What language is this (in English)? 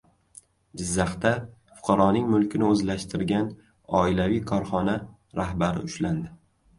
Uzbek